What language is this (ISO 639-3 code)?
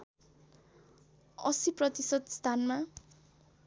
nep